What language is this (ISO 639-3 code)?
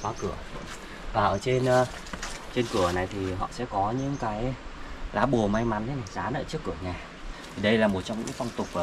vie